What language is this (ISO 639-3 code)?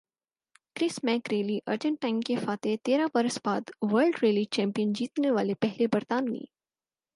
urd